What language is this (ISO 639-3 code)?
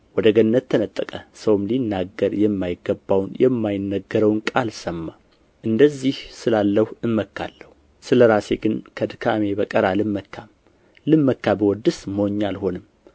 amh